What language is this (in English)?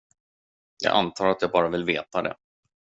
Swedish